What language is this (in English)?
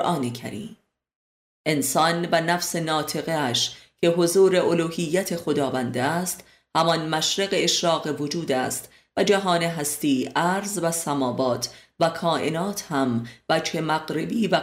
Persian